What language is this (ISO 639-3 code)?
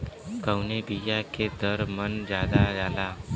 bho